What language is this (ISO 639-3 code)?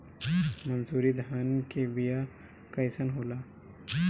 bho